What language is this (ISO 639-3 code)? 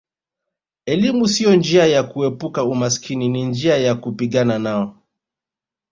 swa